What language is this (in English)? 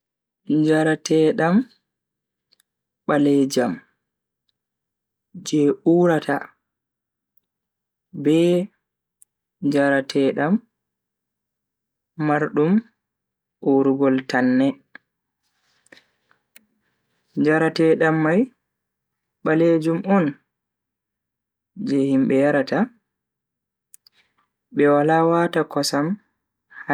Bagirmi Fulfulde